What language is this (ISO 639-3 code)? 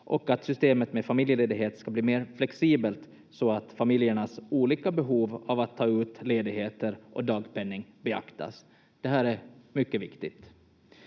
fin